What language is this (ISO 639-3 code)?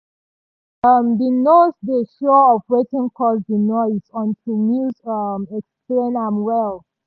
pcm